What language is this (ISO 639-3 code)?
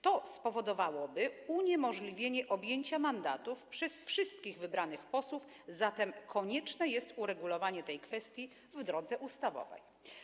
pol